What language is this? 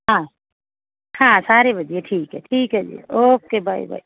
Punjabi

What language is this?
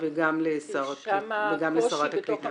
Hebrew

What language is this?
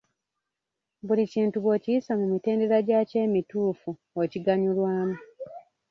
Ganda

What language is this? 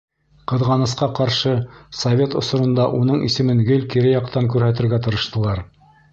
Bashkir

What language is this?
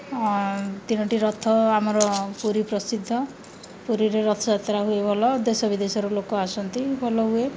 Odia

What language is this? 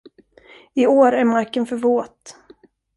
Swedish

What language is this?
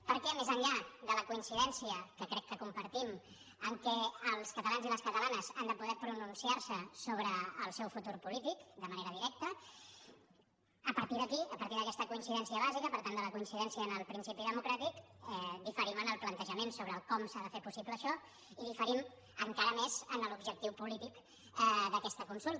Catalan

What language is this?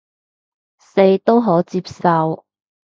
Cantonese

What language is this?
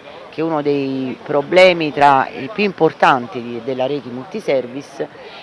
Italian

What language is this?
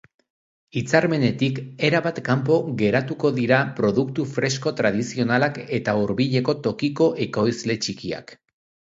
Basque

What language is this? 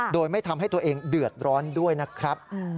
Thai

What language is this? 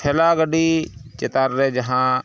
Santali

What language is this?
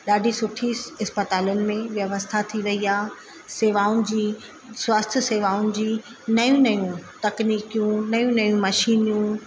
Sindhi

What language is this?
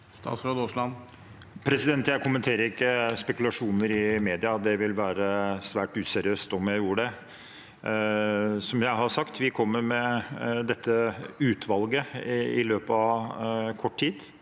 Norwegian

